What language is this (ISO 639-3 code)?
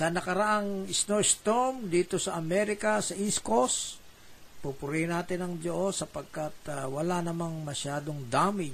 fil